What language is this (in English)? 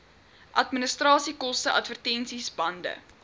Afrikaans